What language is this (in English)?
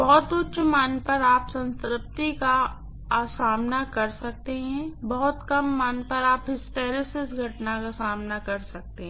Hindi